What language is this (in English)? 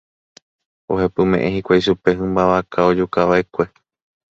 Guarani